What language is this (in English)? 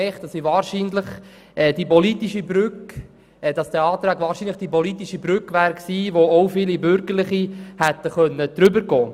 Swiss German